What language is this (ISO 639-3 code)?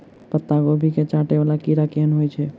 mai